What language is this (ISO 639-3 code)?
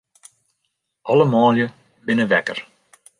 fry